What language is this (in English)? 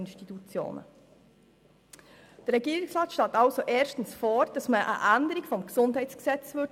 Swiss German